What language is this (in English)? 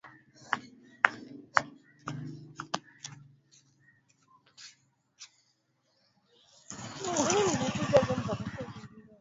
Swahili